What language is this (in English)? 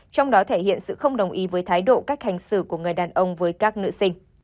Vietnamese